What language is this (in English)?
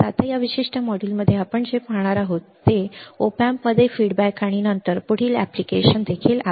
Marathi